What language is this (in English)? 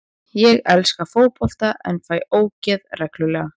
Icelandic